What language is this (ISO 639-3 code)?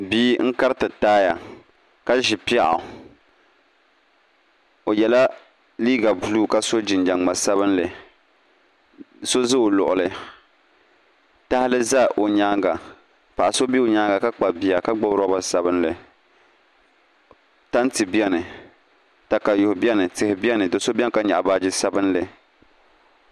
dag